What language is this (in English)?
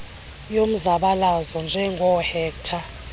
Xhosa